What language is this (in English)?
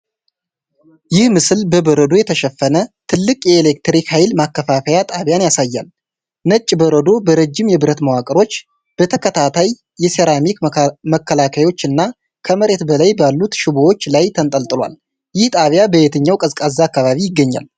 Amharic